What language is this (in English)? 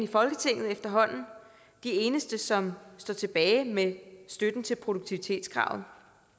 Danish